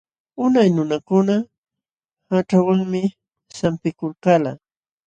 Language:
Jauja Wanca Quechua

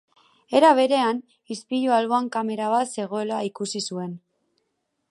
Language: Basque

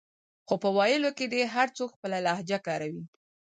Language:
Pashto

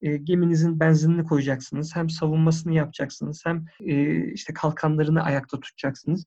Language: Turkish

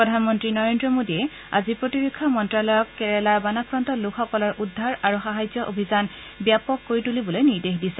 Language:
Assamese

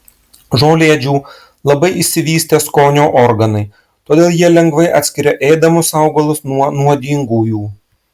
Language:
Lithuanian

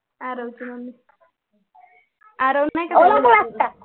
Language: Marathi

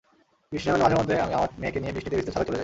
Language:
Bangla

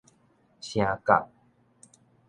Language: Min Nan Chinese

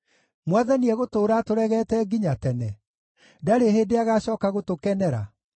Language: Kikuyu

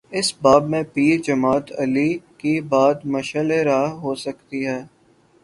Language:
Urdu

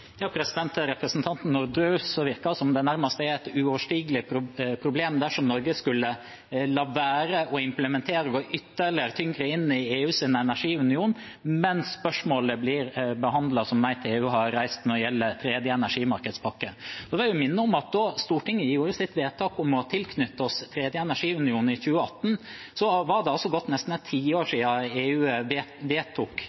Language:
Norwegian Bokmål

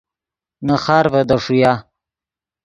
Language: Yidgha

